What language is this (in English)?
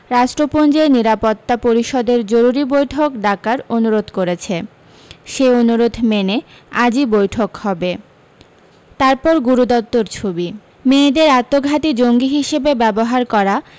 Bangla